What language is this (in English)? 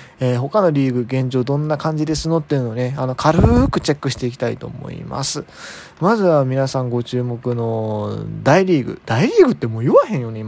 Japanese